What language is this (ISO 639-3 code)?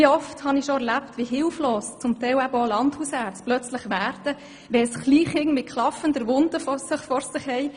gsw